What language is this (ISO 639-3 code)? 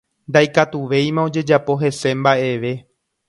grn